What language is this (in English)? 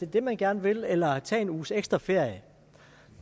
Danish